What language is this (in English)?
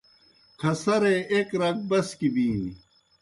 Kohistani Shina